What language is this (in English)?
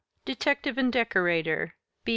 English